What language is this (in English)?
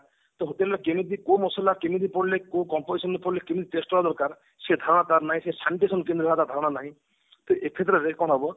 Odia